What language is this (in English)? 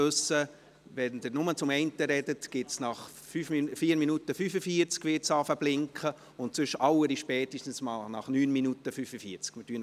Swiss German